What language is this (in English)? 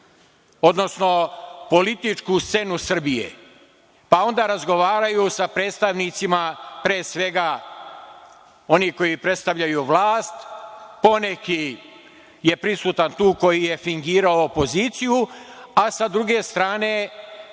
Serbian